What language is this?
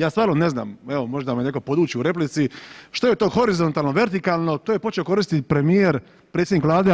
Croatian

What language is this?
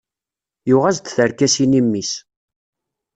Kabyle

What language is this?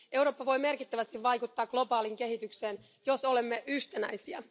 Finnish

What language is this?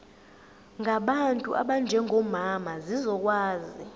Zulu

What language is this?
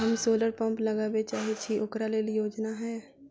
Maithili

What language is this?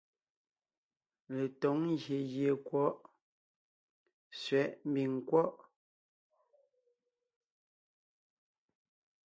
Ngiemboon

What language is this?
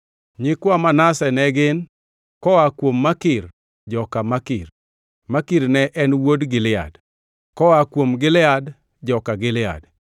Luo (Kenya and Tanzania)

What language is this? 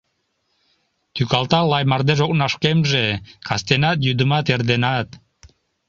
Mari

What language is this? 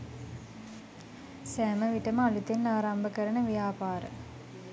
Sinhala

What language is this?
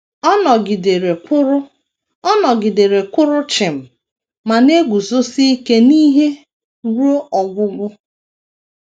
Igbo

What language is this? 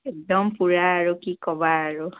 Assamese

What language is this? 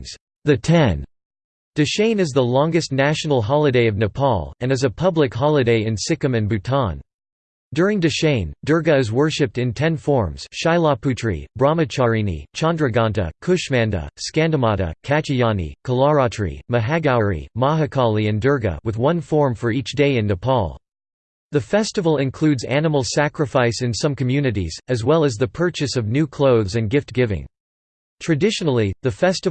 English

